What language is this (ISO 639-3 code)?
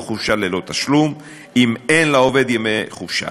heb